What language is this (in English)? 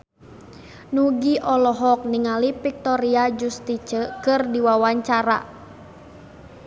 Sundanese